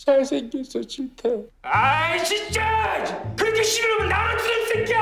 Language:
Korean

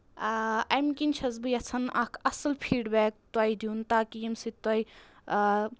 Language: Kashmiri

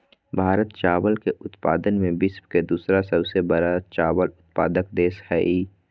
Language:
Magahi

